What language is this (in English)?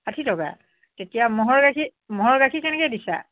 Assamese